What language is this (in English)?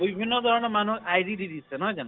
Assamese